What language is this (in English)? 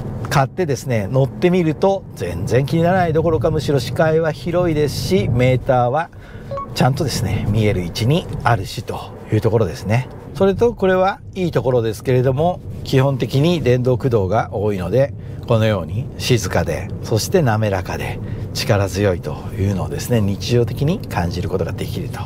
Japanese